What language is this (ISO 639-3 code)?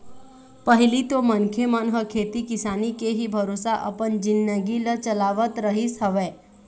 hne